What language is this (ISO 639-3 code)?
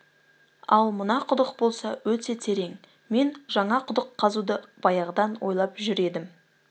kaz